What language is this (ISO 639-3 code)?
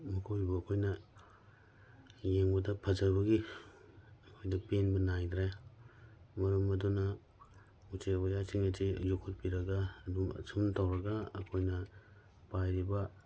mni